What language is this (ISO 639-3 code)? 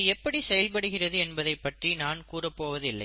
tam